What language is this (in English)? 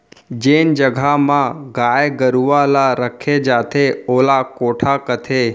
Chhattisgarhi